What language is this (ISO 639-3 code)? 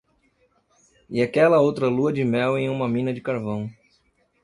por